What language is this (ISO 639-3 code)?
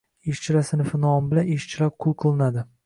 uzb